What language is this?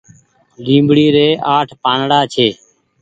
Goaria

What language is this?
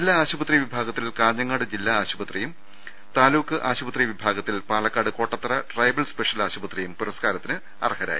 Malayalam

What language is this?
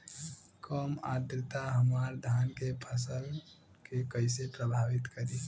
Bhojpuri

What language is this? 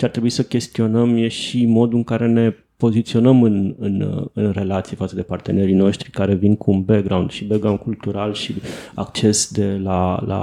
Romanian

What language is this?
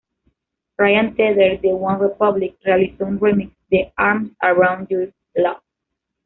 Spanish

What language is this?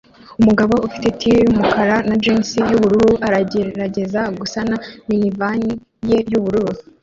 Kinyarwanda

